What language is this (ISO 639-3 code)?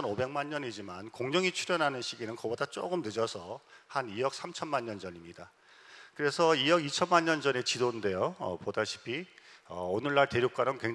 kor